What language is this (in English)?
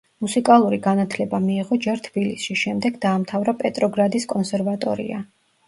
Georgian